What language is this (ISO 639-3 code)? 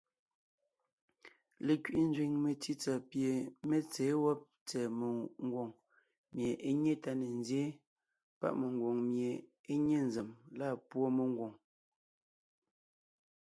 nnh